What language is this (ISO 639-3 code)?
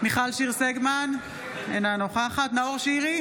heb